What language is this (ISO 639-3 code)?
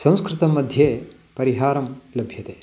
san